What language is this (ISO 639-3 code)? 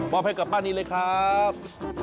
tha